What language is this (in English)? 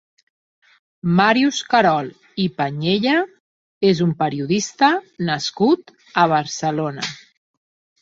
Catalan